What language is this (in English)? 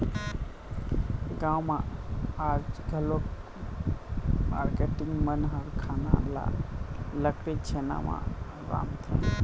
Chhattisgarhi